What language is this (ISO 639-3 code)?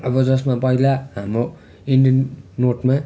nep